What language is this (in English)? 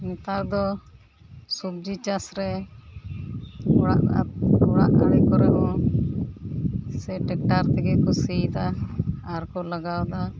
Santali